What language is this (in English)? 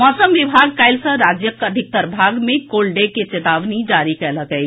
Maithili